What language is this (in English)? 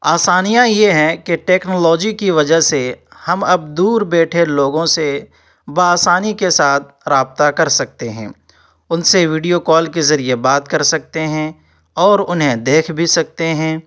Urdu